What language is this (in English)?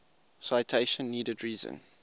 English